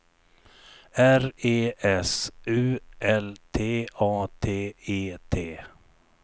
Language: Swedish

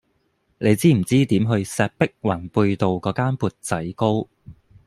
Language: Cantonese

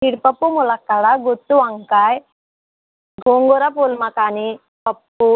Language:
Telugu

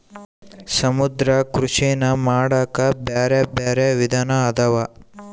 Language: Kannada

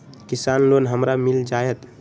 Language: Magahi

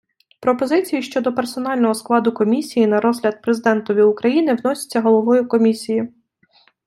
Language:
Ukrainian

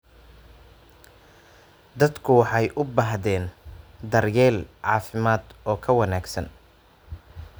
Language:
Somali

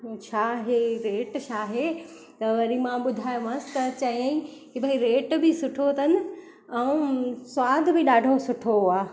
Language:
Sindhi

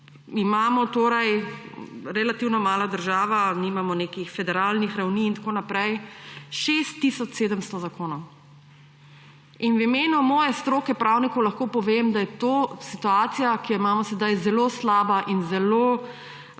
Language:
Slovenian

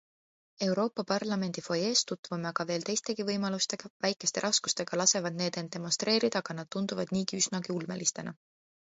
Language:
Estonian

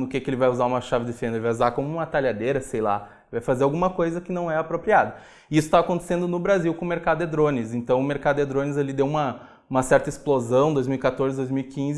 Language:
Portuguese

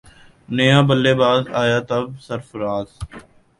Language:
Urdu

